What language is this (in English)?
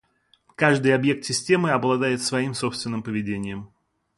Russian